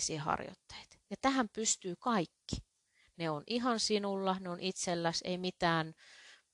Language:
Finnish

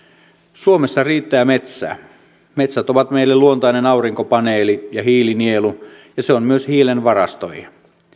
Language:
Finnish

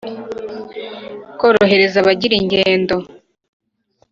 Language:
Kinyarwanda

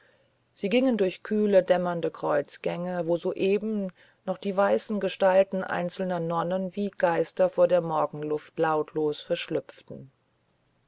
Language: German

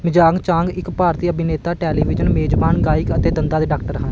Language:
Punjabi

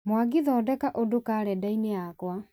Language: Kikuyu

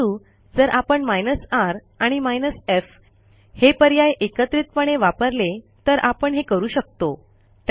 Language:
Marathi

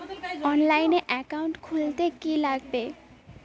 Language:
Bangla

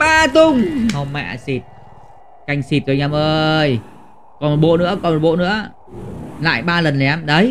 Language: Vietnamese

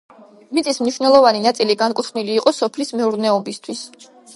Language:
Georgian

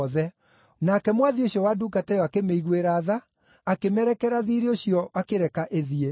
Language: Kikuyu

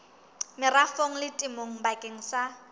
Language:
Southern Sotho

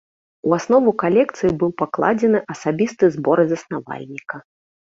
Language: Belarusian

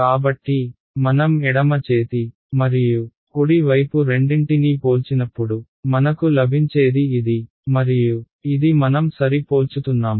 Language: Telugu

